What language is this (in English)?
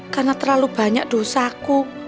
Indonesian